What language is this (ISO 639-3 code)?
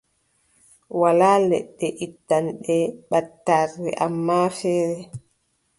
fub